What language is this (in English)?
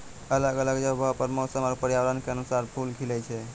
Maithili